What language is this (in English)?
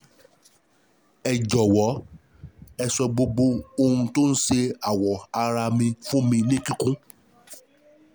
Yoruba